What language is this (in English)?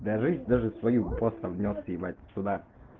Russian